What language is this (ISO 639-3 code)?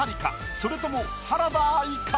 jpn